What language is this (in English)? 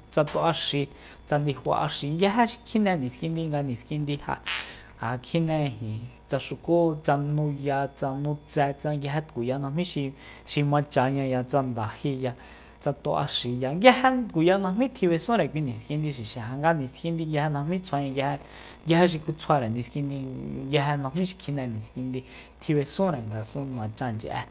Soyaltepec Mazatec